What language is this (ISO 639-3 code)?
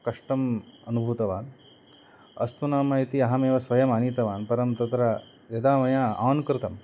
san